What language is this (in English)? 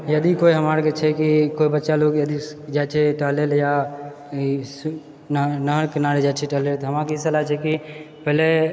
Maithili